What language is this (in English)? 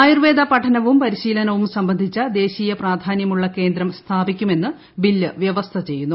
Malayalam